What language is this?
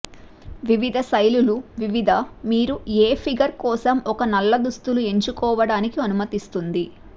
Telugu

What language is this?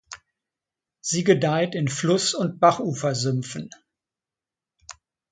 German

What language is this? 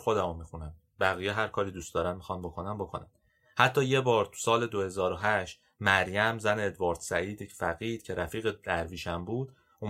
Persian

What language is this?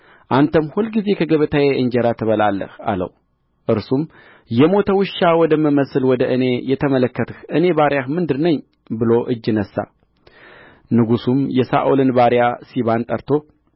Amharic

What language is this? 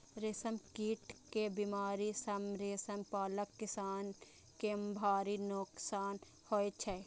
Maithili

